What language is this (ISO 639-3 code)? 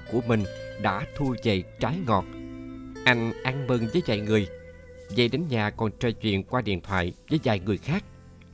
vie